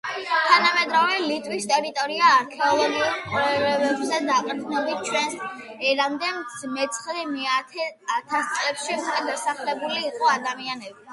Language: Georgian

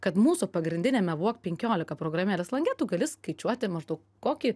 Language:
Lithuanian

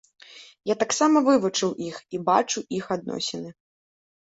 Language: Belarusian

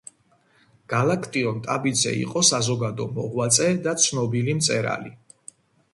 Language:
Georgian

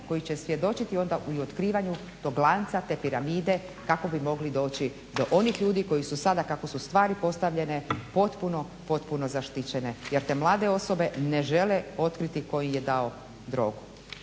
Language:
Croatian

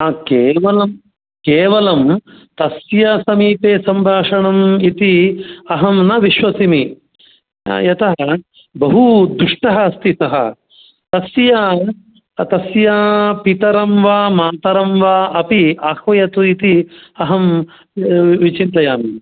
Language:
Sanskrit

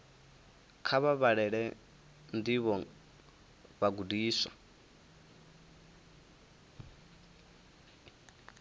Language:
Venda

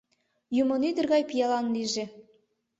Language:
Mari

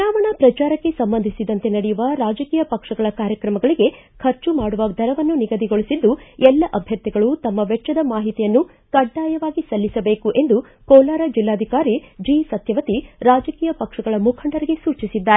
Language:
Kannada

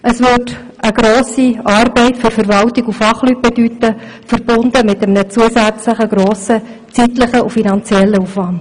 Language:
Swiss German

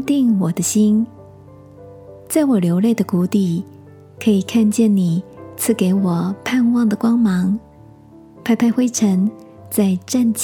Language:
Chinese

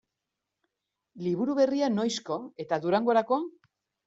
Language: Basque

